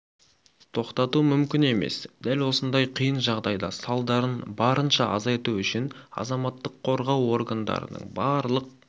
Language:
Kazakh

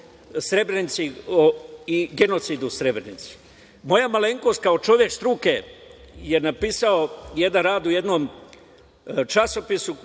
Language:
Serbian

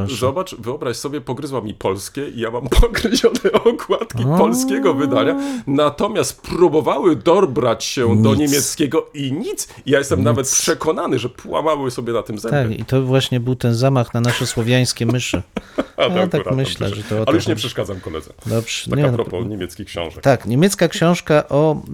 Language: Polish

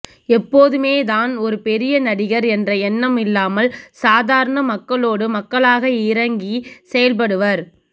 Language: Tamil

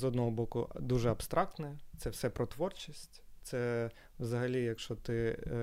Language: Ukrainian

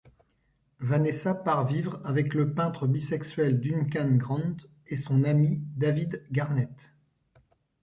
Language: French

